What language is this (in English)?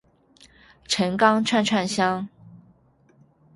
Chinese